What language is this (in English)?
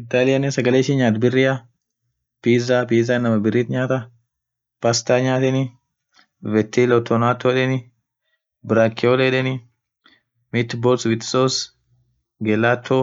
Orma